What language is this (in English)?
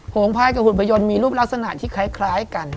Thai